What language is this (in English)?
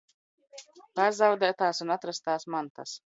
Latvian